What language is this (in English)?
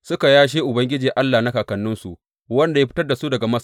Hausa